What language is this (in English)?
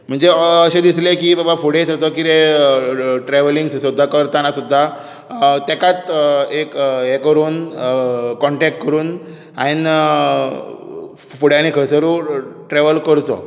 Konkani